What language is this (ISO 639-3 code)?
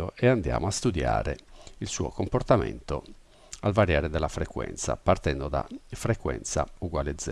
ita